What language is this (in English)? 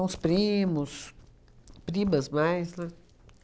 Portuguese